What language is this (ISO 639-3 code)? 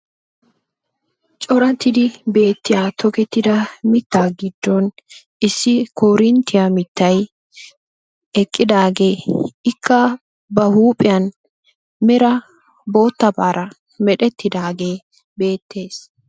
wal